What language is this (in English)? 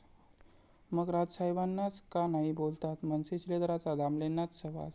Marathi